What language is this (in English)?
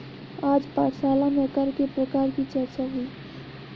Hindi